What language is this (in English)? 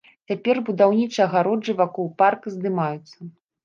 Belarusian